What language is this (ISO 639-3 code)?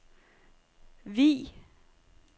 dan